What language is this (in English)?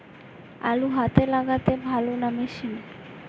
Bangla